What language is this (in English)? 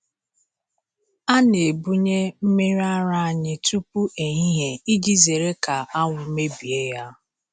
Igbo